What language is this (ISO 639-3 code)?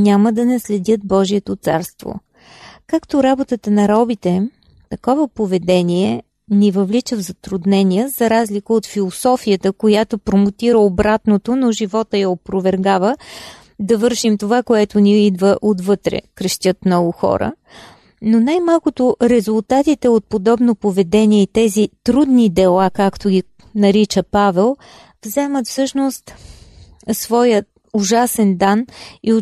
bul